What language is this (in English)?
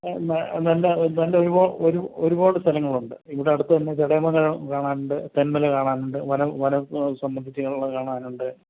Malayalam